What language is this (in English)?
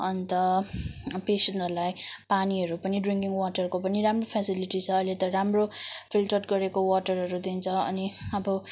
Nepali